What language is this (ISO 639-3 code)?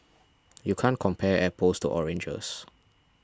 eng